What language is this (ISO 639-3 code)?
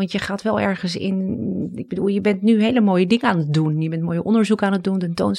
nld